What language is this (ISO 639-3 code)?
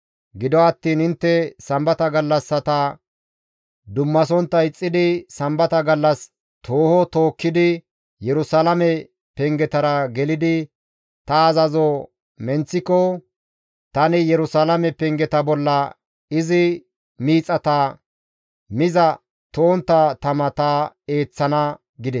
gmv